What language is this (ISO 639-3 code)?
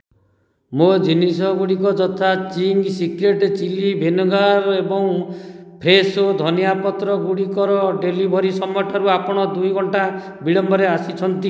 ori